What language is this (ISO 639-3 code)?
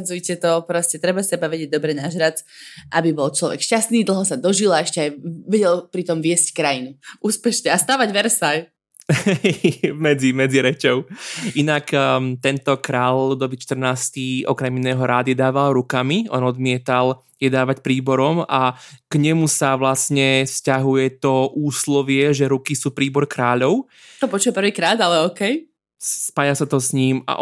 slk